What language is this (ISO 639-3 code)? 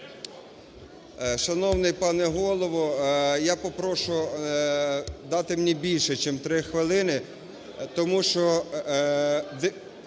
ukr